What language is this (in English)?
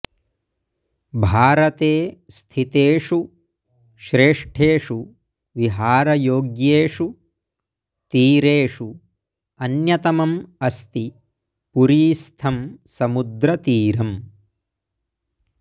Sanskrit